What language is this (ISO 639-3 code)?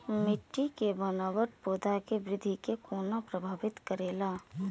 mai